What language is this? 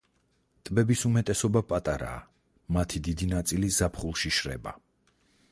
Georgian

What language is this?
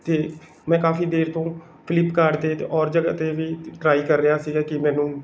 Punjabi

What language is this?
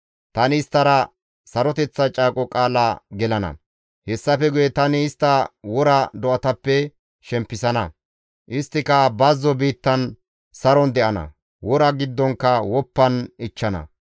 Gamo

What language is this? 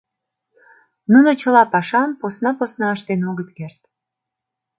Mari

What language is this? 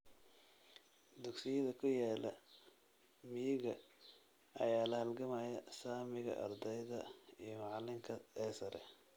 Somali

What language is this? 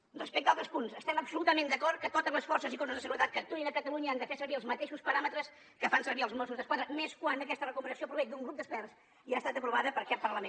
Catalan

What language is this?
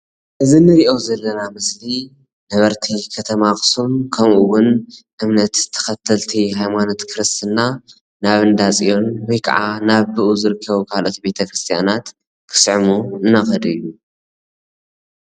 Tigrinya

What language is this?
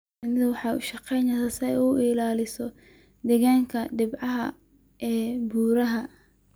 Somali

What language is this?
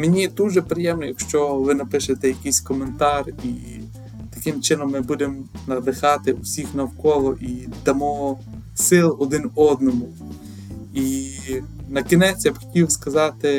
Ukrainian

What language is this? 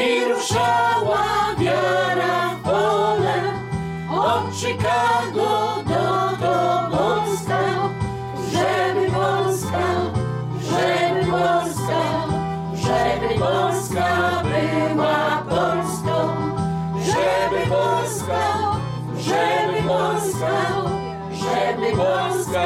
Polish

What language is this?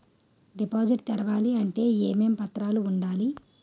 Telugu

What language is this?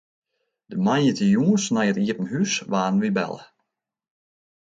Western Frisian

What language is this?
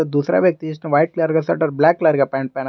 Hindi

